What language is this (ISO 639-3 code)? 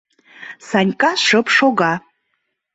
chm